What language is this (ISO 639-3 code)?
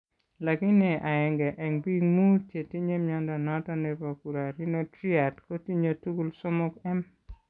kln